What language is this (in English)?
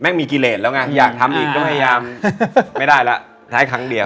Thai